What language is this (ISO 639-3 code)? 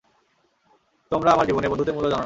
ben